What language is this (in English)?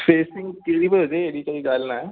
Sindhi